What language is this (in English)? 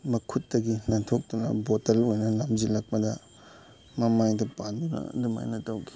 Manipuri